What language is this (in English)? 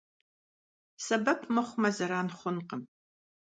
Kabardian